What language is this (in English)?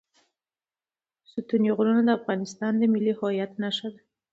Pashto